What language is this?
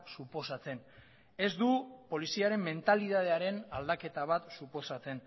Basque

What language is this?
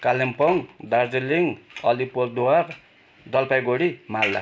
Nepali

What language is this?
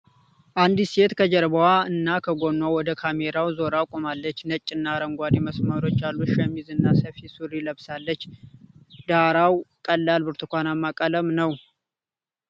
Amharic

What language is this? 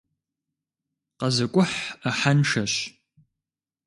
Kabardian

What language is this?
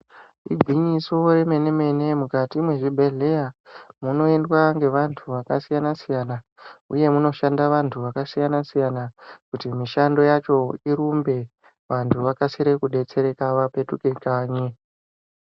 Ndau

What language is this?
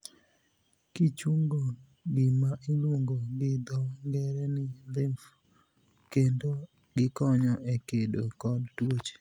Luo (Kenya and Tanzania)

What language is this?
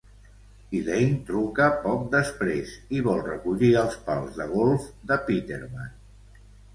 Catalan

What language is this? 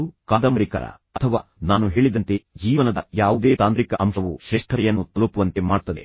Kannada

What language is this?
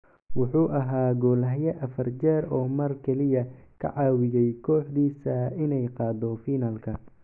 Somali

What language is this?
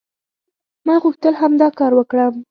Pashto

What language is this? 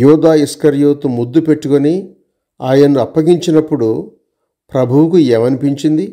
Hindi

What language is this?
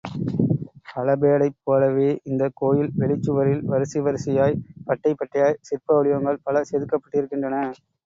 Tamil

